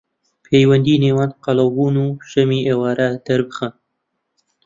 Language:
Central Kurdish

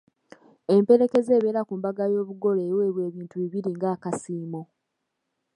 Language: Ganda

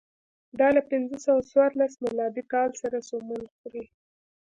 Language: Pashto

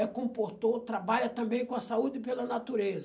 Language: Portuguese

